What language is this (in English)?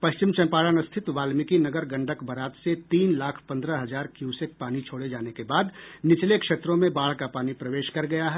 Hindi